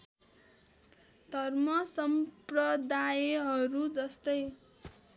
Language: Nepali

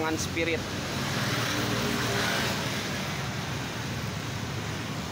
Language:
Indonesian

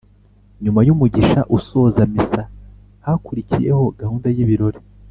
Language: Kinyarwanda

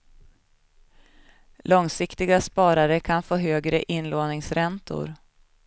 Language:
Swedish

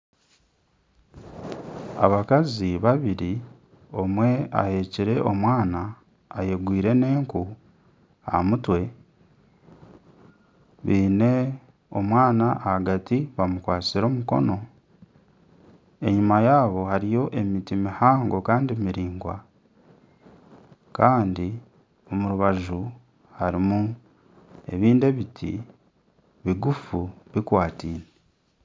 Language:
Nyankole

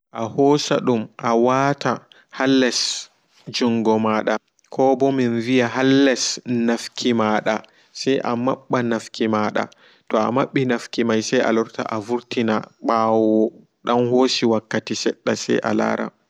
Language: Fula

